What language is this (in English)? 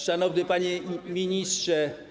Polish